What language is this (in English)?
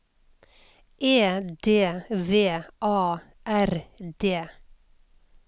Norwegian